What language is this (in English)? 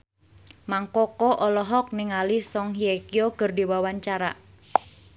Sundanese